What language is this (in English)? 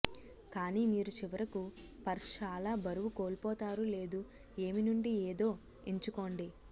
Telugu